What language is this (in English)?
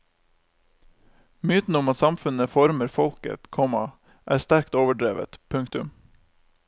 Norwegian